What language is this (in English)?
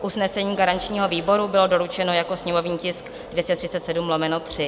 Czech